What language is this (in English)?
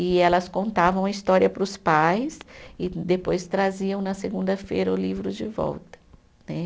Portuguese